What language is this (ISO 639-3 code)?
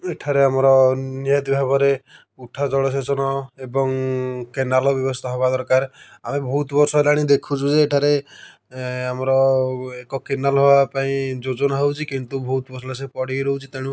ori